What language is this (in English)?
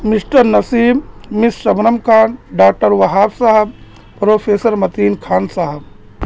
Urdu